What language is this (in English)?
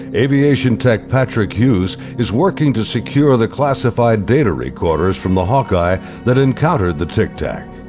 English